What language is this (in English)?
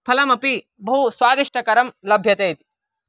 Sanskrit